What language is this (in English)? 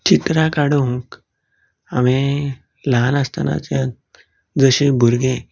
Konkani